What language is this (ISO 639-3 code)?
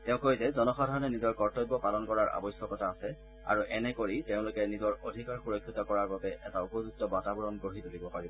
asm